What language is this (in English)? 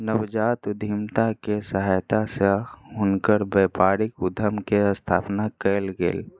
Maithili